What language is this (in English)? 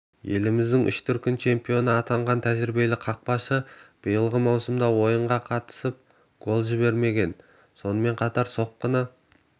Kazakh